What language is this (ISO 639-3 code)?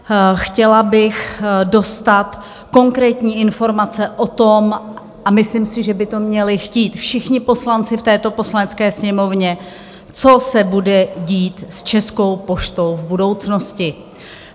ces